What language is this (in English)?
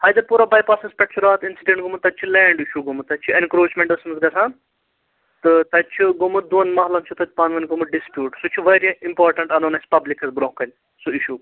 Kashmiri